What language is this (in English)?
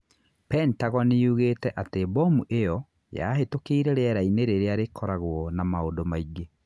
Kikuyu